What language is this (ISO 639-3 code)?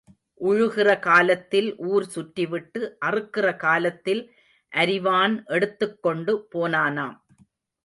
tam